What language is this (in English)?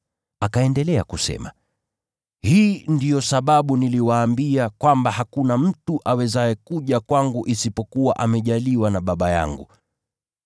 Swahili